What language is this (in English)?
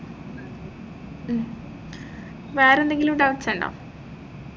Malayalam